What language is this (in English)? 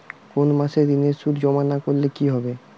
Bangla